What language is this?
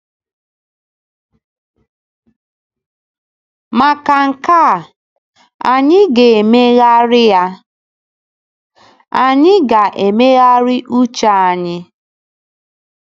Igbo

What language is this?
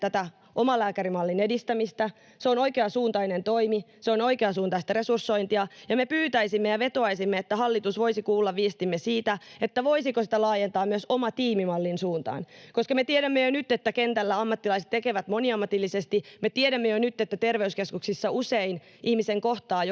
Finnish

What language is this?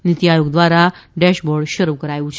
Gujarati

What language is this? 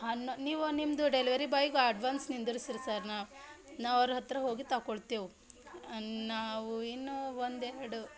Kannada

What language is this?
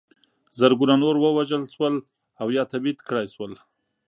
Pashto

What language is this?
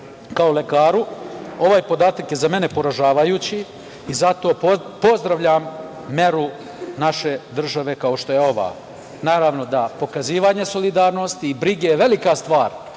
Serbian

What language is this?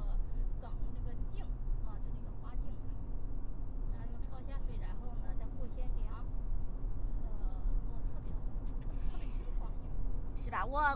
Chinese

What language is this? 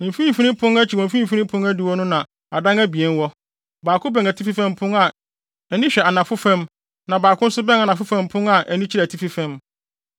Akan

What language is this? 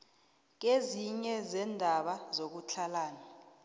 South Ndebele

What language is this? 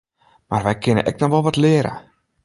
Western Frisian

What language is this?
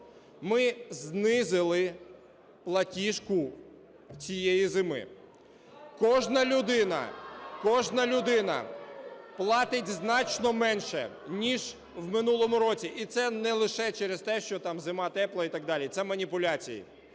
Ukrainian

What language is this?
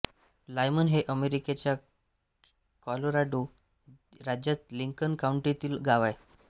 Marathi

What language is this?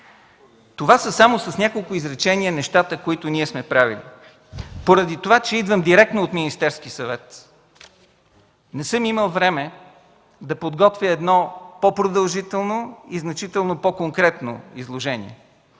Bulgarian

